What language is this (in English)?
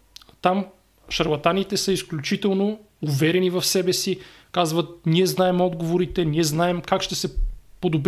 Bulgarian